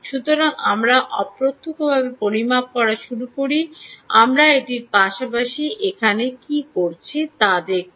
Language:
Bangla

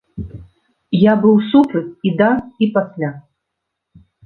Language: Belarusian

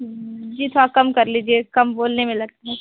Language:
Hindi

